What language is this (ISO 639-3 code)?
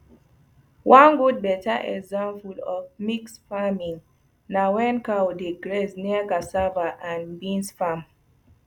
pcm